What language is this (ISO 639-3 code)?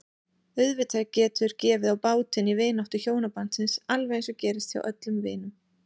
isl